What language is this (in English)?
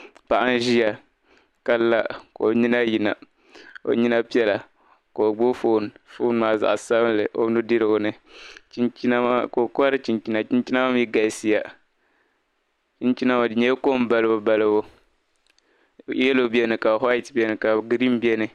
Dagbani